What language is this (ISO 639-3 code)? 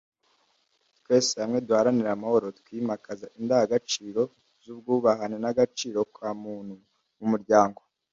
kin